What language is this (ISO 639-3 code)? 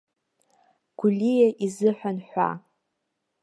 abk